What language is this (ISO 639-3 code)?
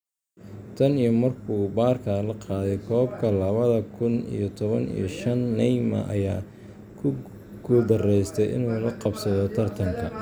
som